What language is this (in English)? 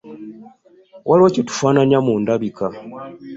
Ganda